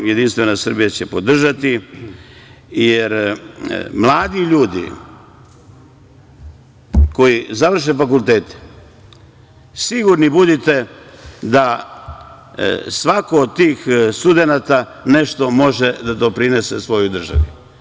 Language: Serbian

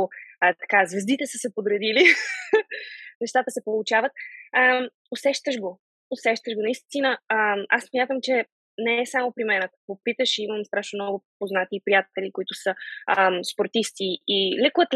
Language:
Bulgarian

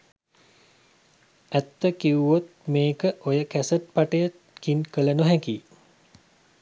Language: Sinhala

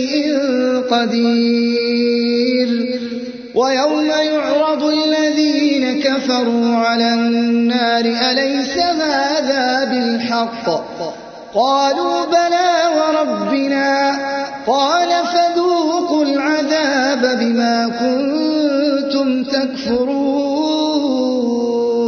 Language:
Arabic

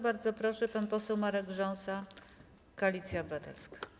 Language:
Polish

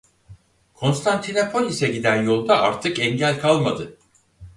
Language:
Turkish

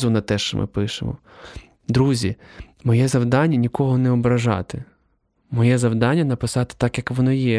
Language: Ukrainian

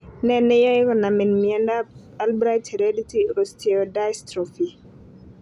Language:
Kalenjin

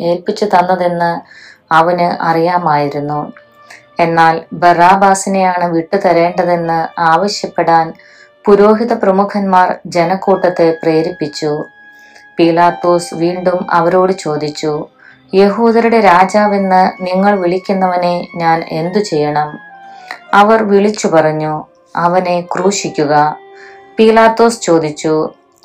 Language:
Malayalam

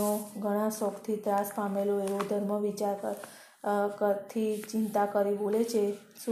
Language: Gujarati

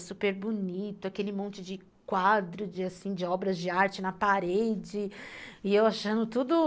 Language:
Portuguese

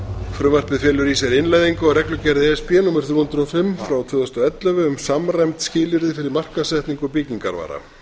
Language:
Icelandic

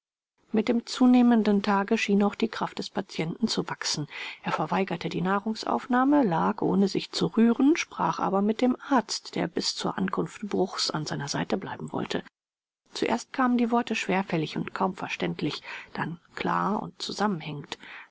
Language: German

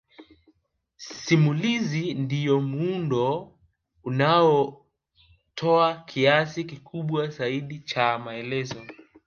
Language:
Swahili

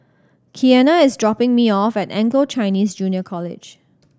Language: English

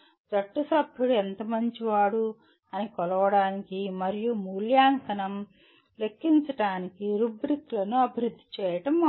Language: Telugu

